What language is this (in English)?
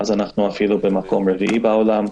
Hebrew